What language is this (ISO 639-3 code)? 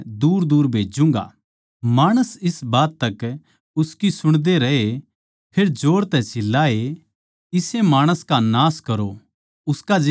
bgc